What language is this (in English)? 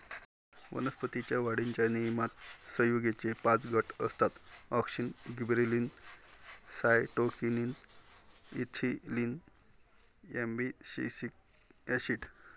Marathi